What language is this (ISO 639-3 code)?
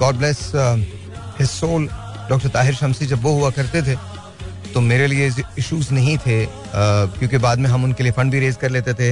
hin